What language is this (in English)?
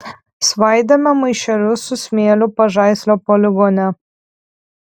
Lithuanian